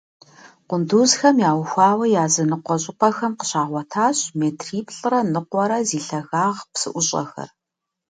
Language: Kabardian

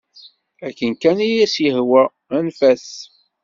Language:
Kabyle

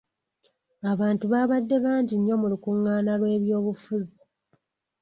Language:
Ganda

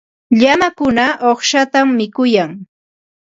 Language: Ambo-Pasco Quechua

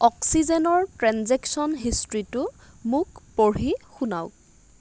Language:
Assamese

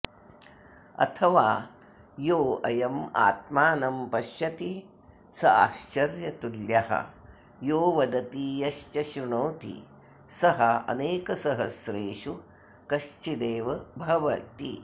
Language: Sanskrit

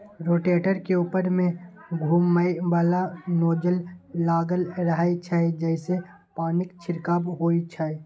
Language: Maithili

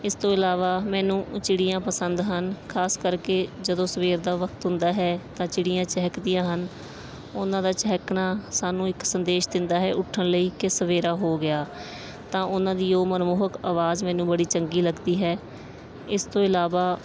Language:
Punjabi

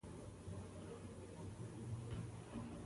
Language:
Pashto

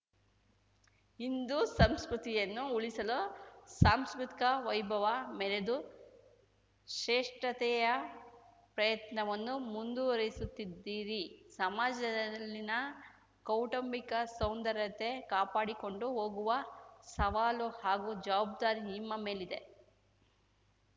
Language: Kannada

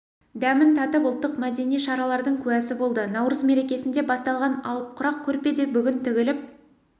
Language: Kazakh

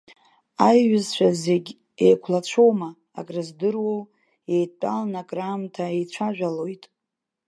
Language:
Abkhazian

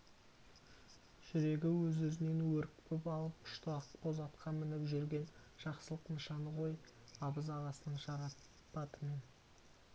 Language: Kazakh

